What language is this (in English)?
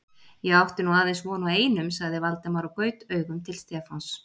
Icelandic